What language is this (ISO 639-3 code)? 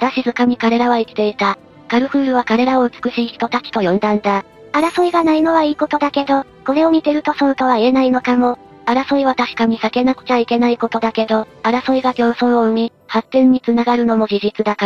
jpn